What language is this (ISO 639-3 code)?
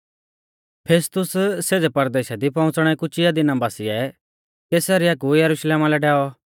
bfz